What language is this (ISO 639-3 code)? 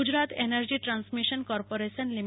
guj